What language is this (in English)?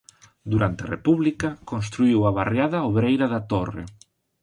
Galician